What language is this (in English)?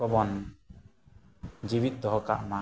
Santali